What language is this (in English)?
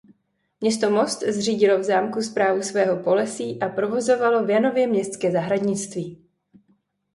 Czech